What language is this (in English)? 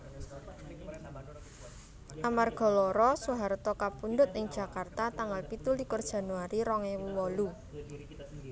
Javanese